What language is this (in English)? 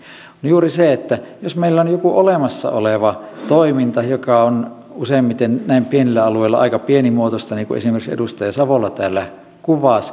Finnish